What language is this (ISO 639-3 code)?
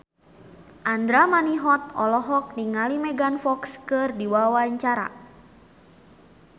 sun